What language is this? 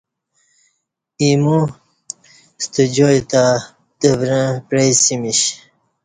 Kati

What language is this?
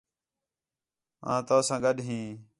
Khetrani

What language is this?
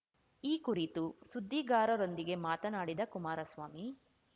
Kannada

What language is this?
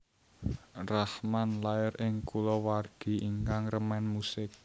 Javanese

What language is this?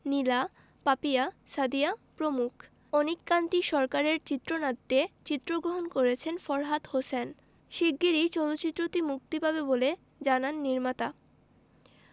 Bangla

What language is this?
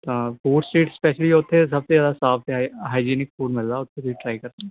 Punjabi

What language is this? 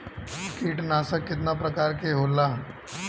Bhojpuri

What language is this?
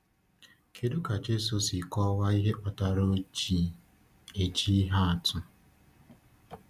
Igbo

